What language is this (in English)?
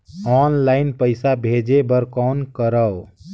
Chhattisgarhi